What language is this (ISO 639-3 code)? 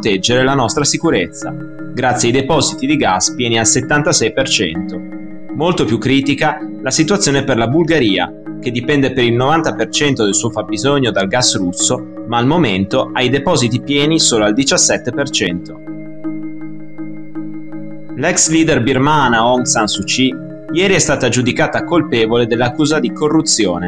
ita